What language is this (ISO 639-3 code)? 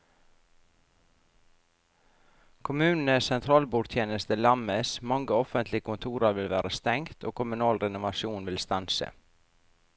nor